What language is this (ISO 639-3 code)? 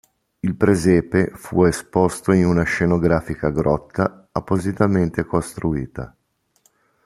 ita